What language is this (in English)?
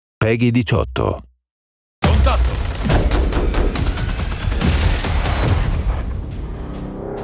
Italian